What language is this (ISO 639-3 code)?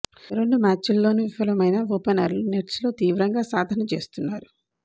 tel